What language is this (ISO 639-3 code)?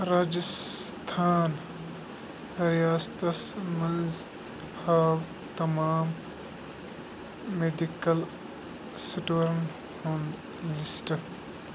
kas